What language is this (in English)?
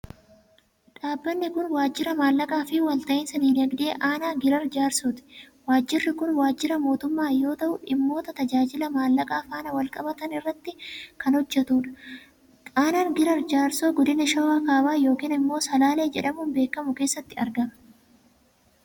Oromo